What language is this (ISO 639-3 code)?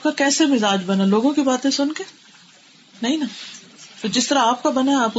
urd